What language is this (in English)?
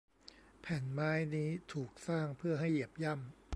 Thai